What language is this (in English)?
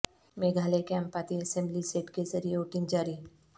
Urdu